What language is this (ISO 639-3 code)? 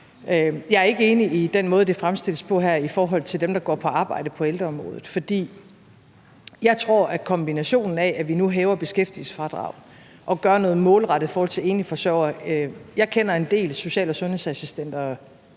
dan